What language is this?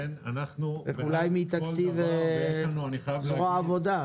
Hebrew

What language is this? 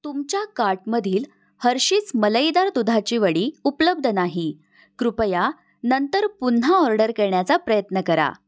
Marathi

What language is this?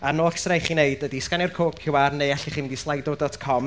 Welsh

